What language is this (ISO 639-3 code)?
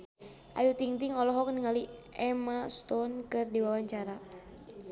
sun